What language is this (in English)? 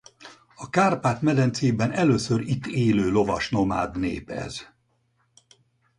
Hungarian